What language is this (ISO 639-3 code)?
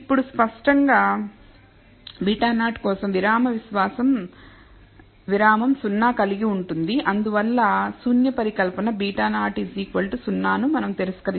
tel